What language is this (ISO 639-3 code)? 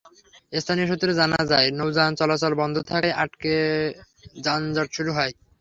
ben